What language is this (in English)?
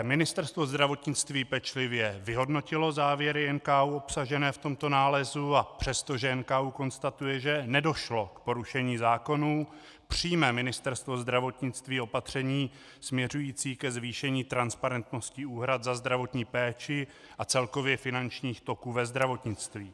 Czech